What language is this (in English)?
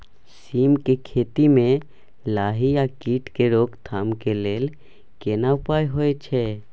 Maithili